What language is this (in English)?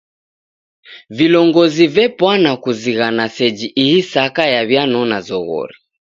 Taita